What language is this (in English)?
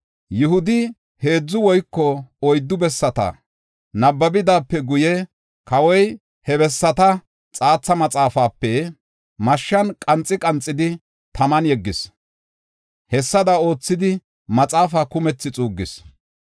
Gofa